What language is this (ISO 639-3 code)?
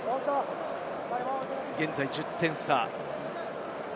jpn